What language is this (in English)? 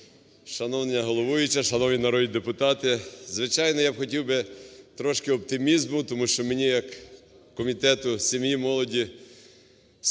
Ukrainian